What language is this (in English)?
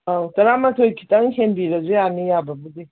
Manipuri